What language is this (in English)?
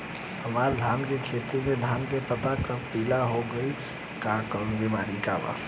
Bhojpuri